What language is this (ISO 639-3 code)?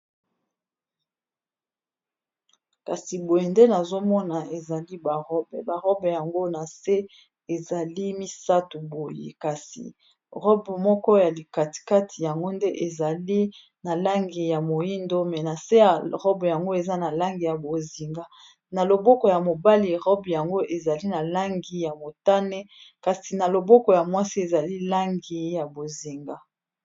lin